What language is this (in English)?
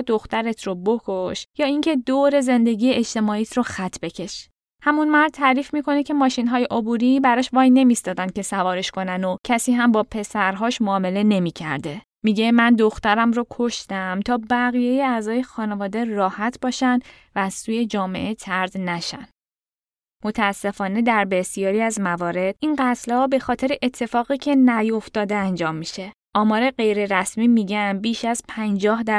Persian